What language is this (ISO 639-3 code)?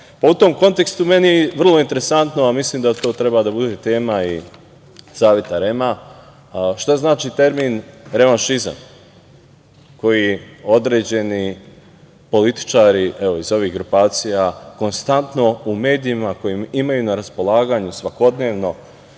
srp